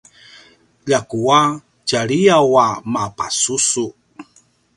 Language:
Paiwan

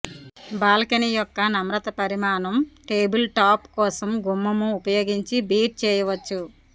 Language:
Telugu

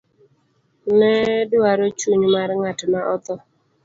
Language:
Luo (Kenya and Tanzania)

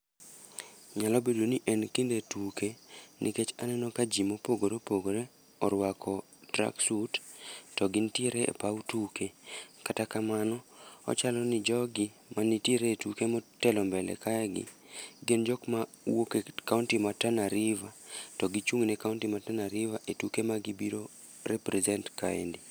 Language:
Luo (Kenya and Tanzania)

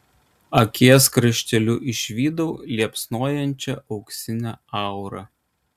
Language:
Lithuanian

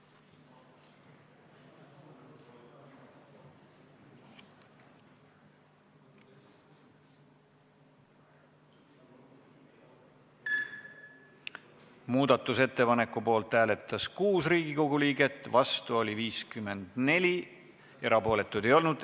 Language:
Estonian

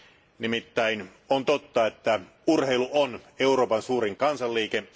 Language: Finnish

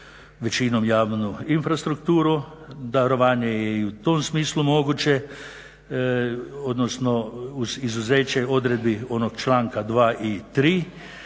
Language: Croatian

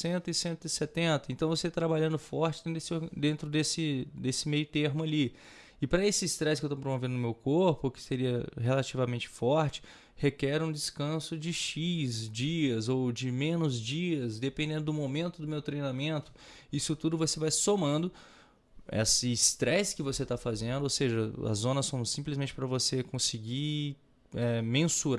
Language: Portuguese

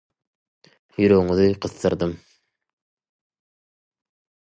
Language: Turkmen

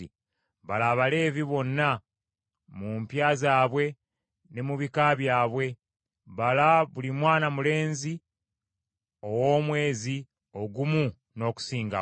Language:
Ganda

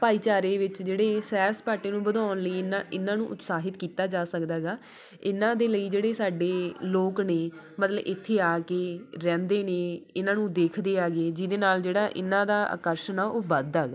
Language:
Punjabi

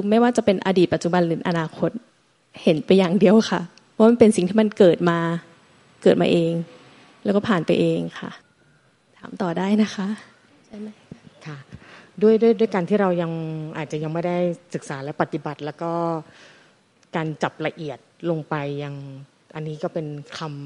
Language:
Thai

